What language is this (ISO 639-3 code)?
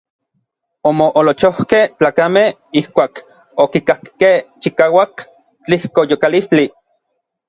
nlv